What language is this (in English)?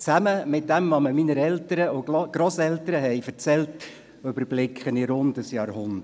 Swiss German